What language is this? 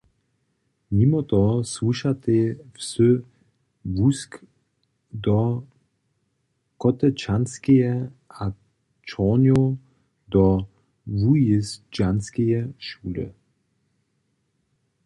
Upper Sorbian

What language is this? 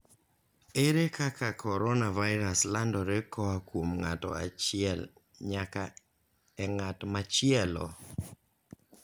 Luo (Kenya and Tanzania)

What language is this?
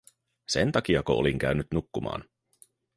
Finnish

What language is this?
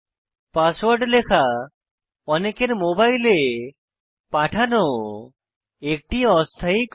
Bangla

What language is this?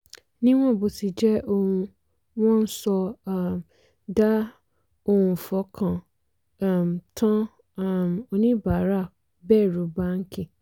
Yoruba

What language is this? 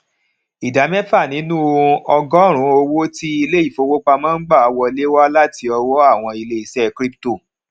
Yoruba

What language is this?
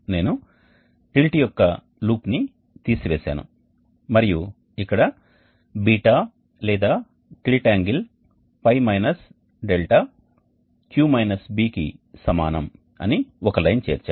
Telugu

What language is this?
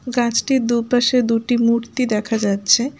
Bangla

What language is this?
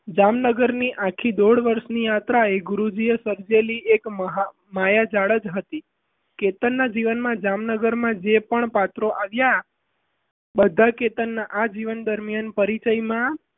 Gujarati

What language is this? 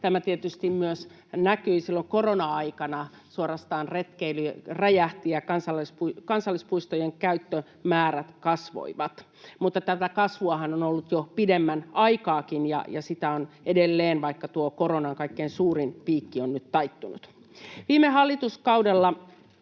Finnish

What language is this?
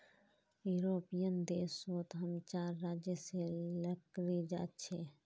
Magahi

